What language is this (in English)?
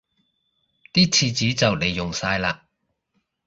Cantonese